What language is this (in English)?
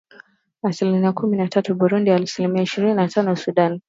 Swahili